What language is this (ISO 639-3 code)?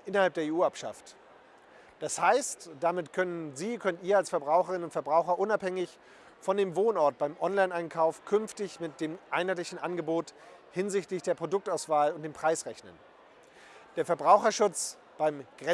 deu